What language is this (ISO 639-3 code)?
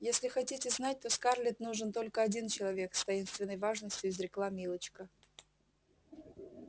rus